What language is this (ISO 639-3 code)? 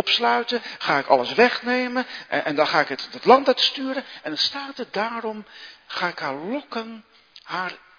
nld